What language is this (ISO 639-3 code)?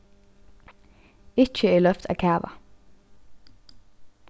fao